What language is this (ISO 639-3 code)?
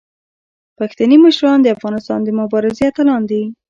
pus